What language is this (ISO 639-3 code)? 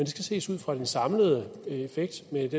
dan